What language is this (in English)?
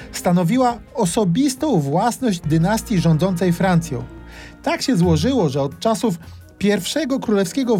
Polish